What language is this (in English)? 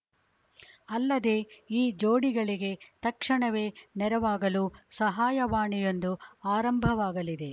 Kannada